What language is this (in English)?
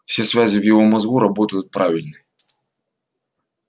Russian